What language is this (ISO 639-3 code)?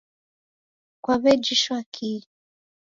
dav